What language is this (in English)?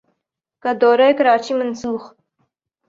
Urdu